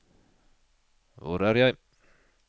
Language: Norwegian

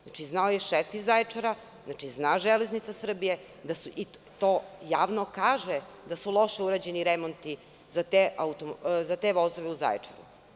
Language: Serbian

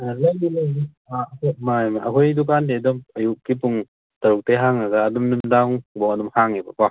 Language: Manipuri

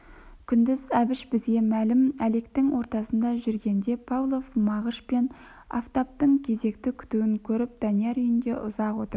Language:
Kazakh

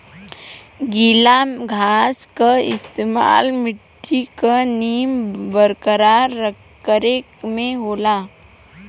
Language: Bhojpuri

